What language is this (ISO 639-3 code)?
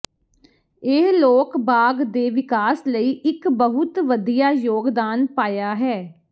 pan